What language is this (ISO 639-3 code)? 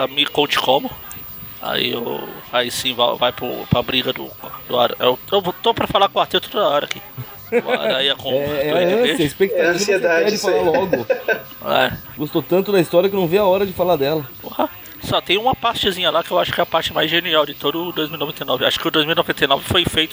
por